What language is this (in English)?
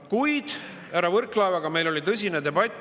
Estonian